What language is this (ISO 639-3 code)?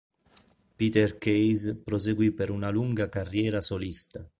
ita